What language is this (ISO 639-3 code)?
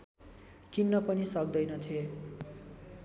nep